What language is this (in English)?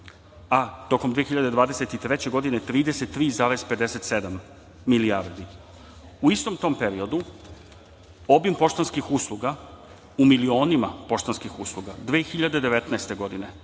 Serbian